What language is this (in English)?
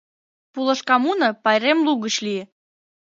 Mari